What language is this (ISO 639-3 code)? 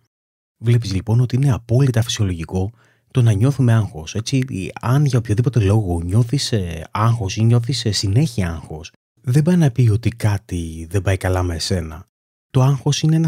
ell